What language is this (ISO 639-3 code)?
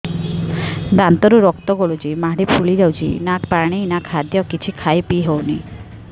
ori